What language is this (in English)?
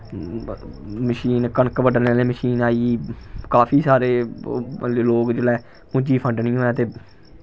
Dogri